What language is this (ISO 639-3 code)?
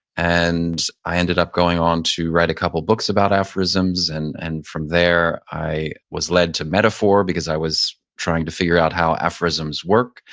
eng